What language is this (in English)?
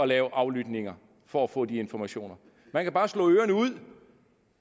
Danish